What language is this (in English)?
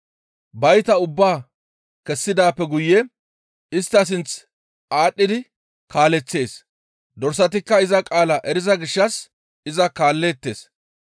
Gamo